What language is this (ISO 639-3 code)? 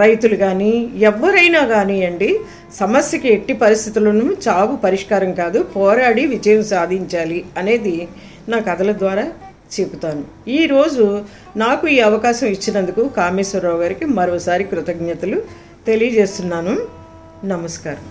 tel